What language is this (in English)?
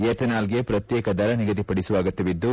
Kannada